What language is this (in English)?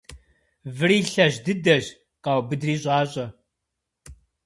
Kabardian